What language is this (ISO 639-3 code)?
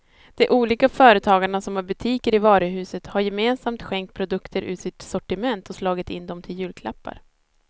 swe